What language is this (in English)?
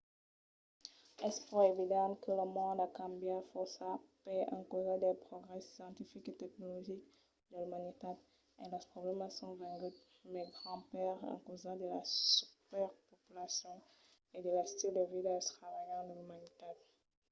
Occitan